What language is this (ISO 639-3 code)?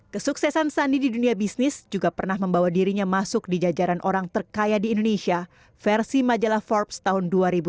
ind